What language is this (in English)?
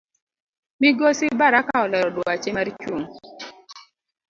Luo (Kenya and Tanzania)